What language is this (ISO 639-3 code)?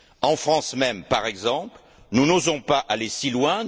fra